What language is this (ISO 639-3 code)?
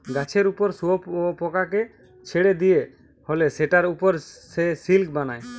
ben